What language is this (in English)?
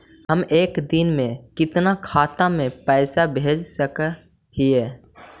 Magahi